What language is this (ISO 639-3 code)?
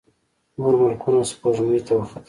pus